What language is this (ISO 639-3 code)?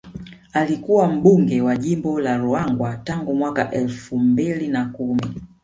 swa